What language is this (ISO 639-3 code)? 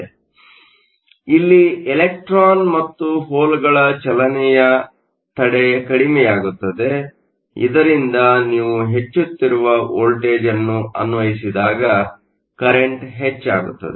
kan